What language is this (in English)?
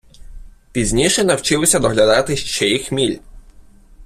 Ukrainian